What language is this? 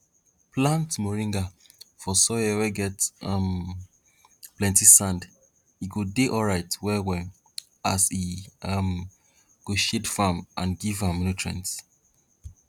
Nigerian Pidgin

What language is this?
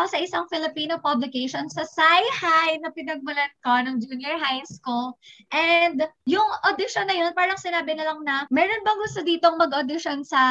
Filipino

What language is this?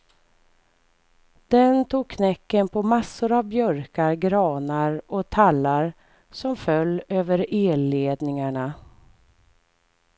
Swedish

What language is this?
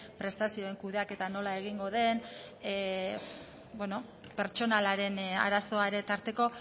Basque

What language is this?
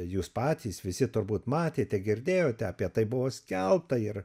Lithuanian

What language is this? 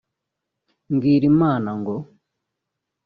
Kinyarwanda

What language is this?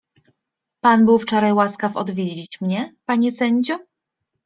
Polish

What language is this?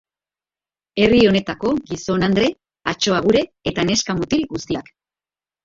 Basque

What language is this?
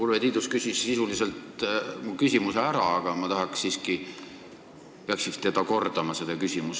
Estonian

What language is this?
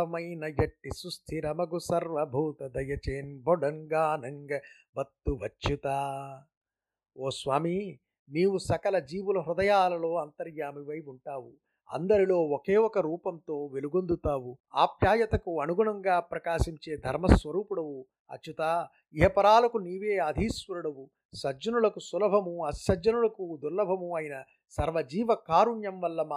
Telugu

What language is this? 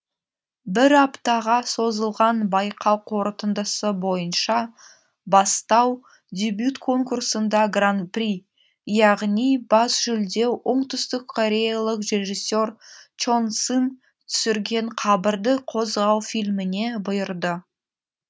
Kazakh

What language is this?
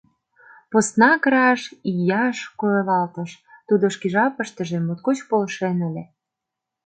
Mari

